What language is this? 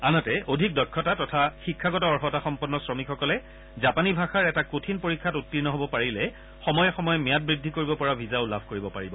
Assamese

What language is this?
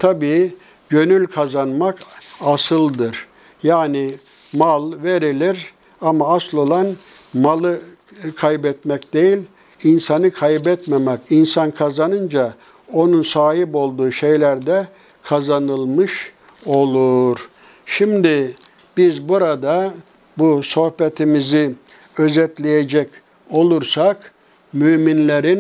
Turkish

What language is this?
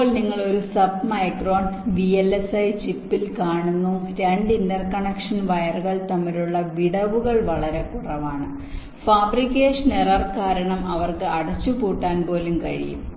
Malayalam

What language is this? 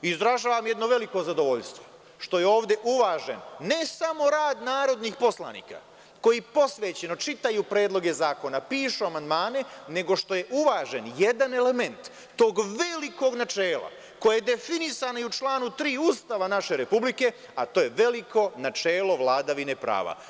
Serbian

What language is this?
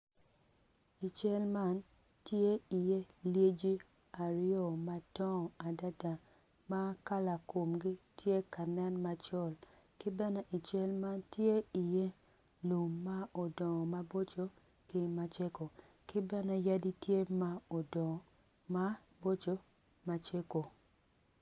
Acoli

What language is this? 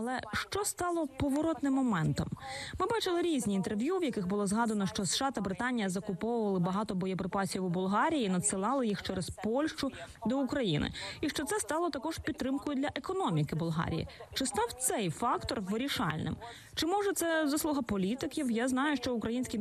Ukrainian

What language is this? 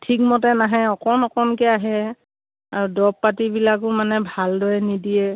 Assamese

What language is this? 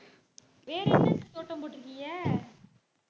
Tamil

